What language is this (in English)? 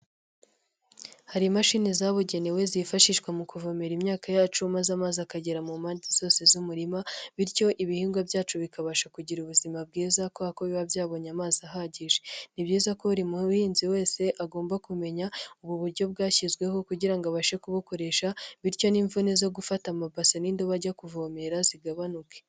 Kinyarwanda